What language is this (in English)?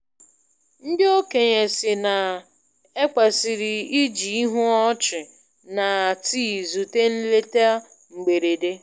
Igbo